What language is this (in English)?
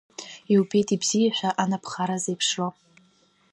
Abkhazian